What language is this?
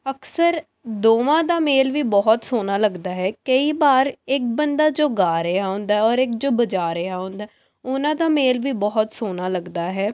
Punjabi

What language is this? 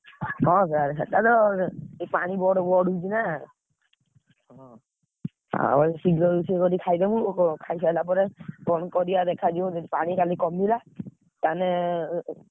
Odia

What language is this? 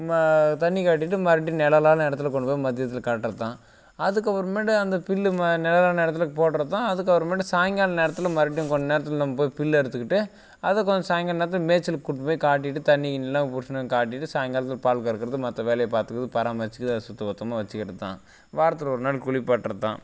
Tamil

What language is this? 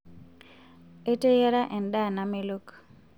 Masai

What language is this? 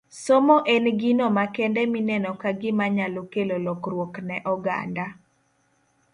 Luo (Kenya and Tanzania)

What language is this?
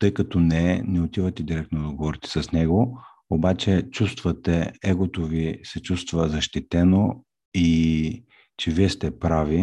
Bulgarian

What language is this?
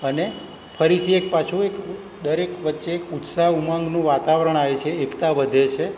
Gujarati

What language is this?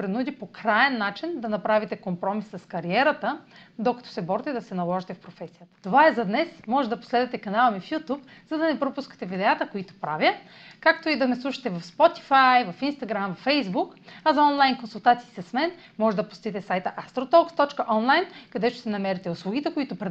Bulgarian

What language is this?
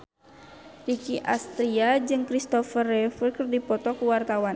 Sundanese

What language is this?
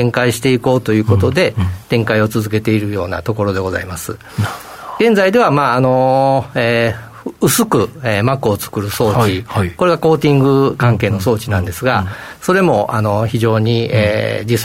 Japanese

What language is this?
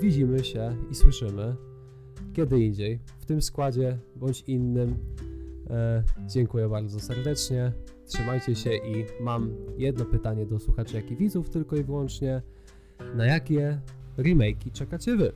Polish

